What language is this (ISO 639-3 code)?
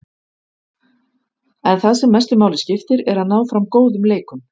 isl